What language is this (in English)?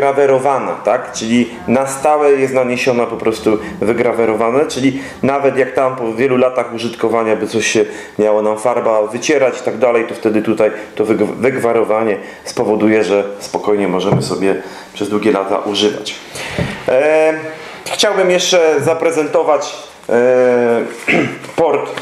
Polish